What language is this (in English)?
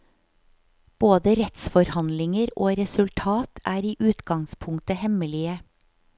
Norwegian